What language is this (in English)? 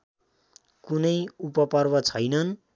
Nepali